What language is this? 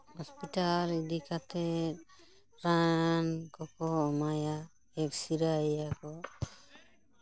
Santali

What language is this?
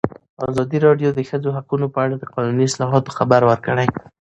Pashto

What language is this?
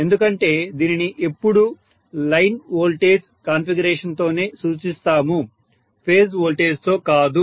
Telugu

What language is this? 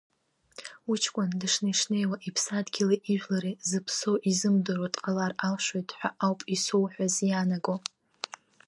Abkhazian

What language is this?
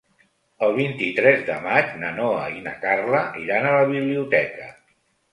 Catalan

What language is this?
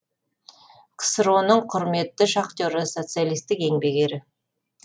Kazakh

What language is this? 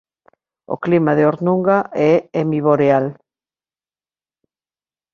Galician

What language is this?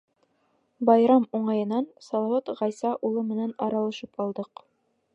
Bashkir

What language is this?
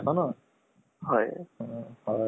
Assamese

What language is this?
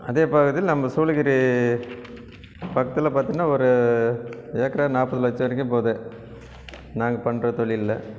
Tamil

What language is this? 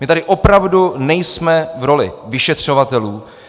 Czech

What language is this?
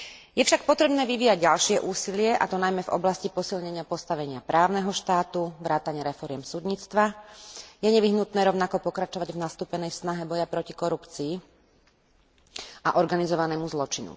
Slovak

